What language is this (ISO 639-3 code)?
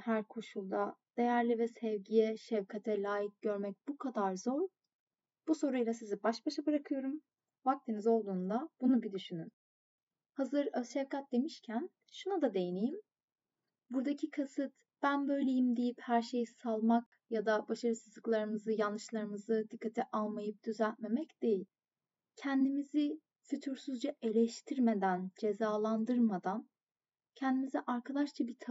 tur